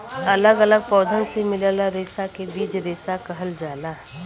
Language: Bhojpuri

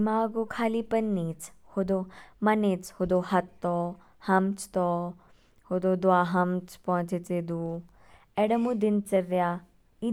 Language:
Kinnauri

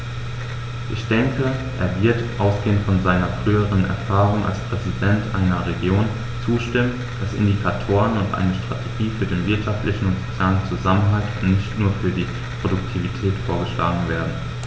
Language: German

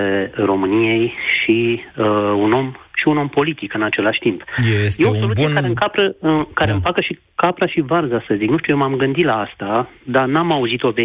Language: Romanian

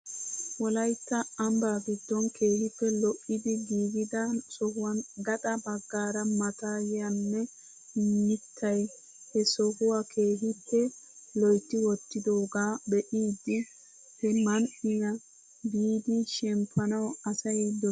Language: Wolaytta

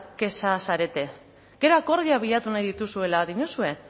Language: Basque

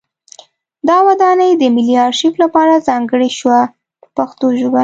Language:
Pashto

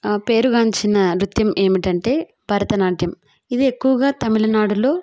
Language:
Telugu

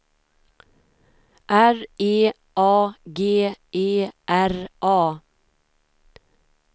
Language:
Swedish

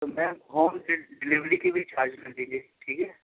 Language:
Urdu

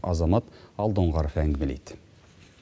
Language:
Kazakh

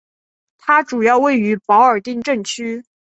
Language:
Chinese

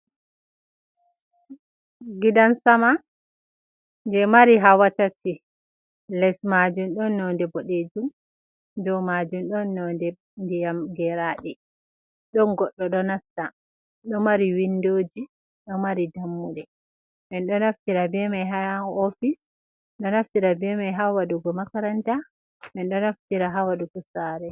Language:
Fula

